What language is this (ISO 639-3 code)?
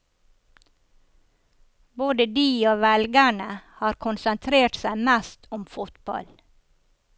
nor